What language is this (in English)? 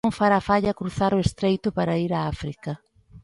Galician